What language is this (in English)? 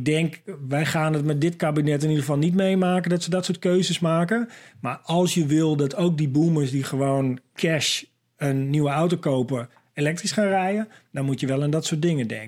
Dutch